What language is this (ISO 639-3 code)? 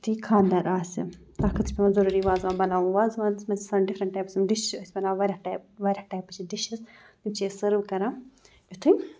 kas